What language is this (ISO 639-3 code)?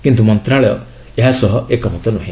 ori